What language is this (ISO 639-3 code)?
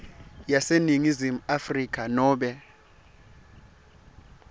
ssw